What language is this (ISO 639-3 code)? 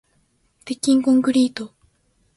jpn